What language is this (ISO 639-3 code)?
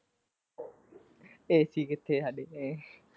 pan